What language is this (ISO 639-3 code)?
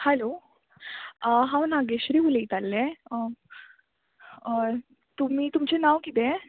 kok